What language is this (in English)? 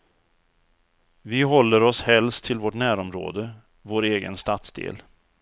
Swedish